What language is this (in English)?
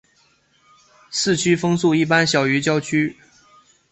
Chinese